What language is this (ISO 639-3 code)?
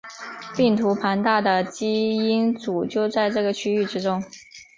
zho